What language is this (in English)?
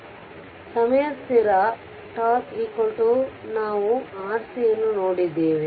Kannada